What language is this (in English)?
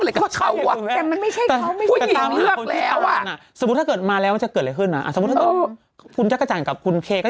Thai